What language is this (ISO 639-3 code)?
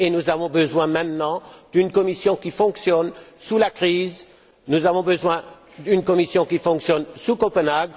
fra